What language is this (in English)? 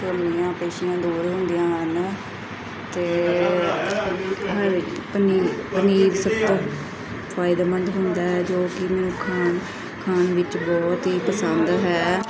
Punjabi